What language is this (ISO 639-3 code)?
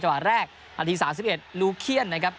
tha